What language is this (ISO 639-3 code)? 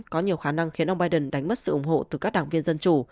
vie